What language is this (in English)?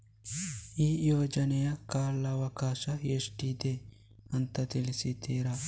Kannada